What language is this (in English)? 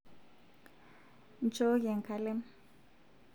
Masai